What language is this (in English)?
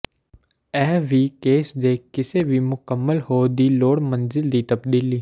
Punjabi